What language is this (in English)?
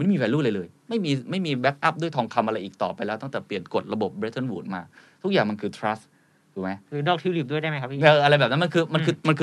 Thai